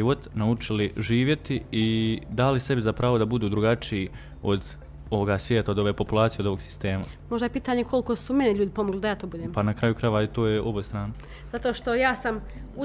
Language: Croatian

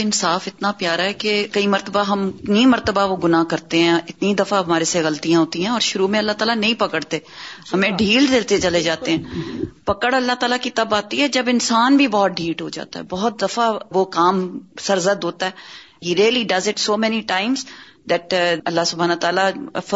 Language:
Urdu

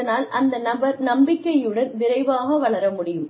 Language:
Tamil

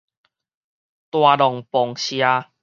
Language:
Min Nan Chinese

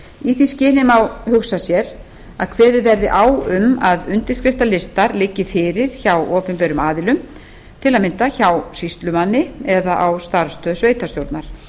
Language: Icelandic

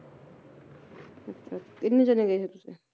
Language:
Punjabi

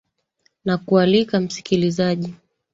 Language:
Swahili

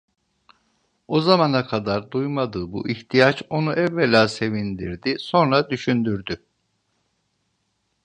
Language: Turkish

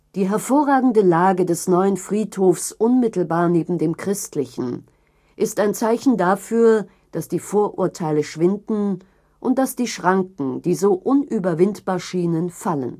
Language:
German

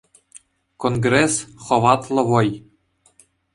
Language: Chuvash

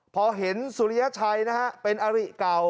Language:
Thai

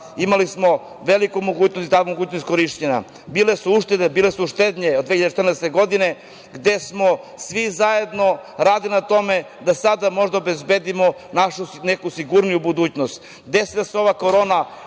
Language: Serbian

